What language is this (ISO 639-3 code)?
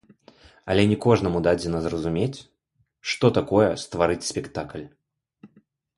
bel